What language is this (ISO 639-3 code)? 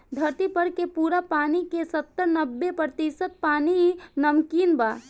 bho